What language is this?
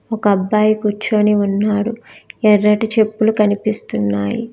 Telugu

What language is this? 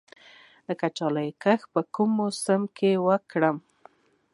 Pashto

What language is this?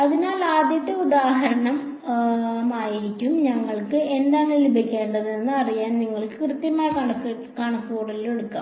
Malayalam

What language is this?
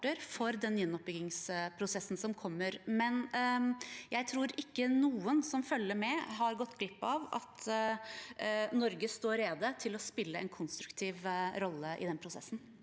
Norwegian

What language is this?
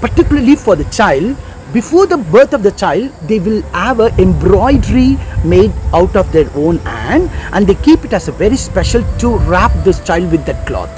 English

